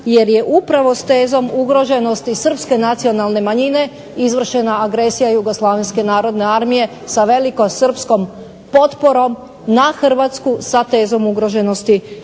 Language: Croatian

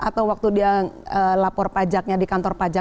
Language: Indonesian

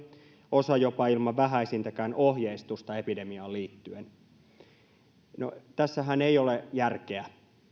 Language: Finnish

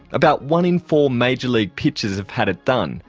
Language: English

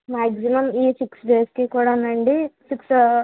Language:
Telugu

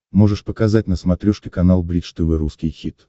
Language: Russian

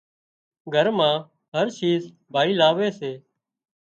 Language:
Wadiyara Koli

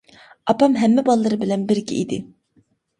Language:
Uyghur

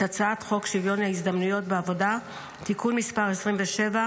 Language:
Hebrew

